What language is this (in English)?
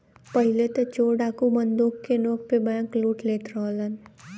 Bhojpuri